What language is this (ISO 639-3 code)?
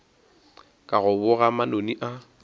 nso